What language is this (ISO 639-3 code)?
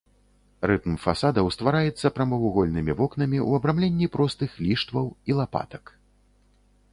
bel